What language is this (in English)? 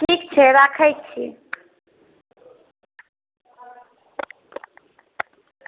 Maithili